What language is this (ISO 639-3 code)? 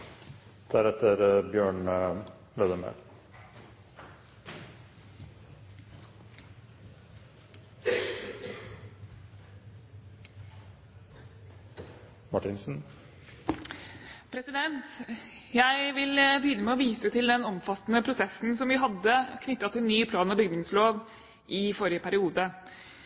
nob